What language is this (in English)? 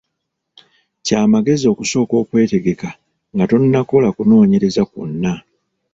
Ganda